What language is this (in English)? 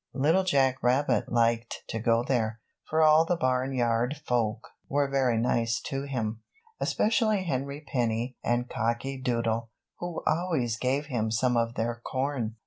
English